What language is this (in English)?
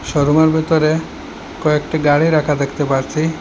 Bangla